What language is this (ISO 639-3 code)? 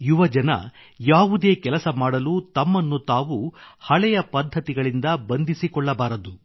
kan